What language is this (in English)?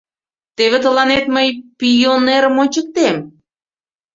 Mari